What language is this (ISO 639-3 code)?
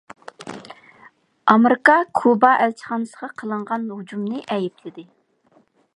uig